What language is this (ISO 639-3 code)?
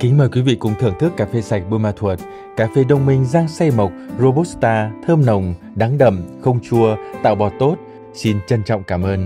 vie